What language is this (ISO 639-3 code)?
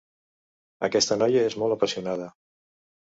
cat